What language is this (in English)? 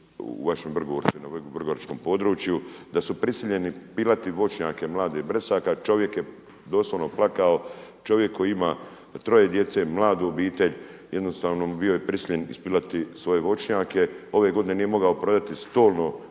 Croatian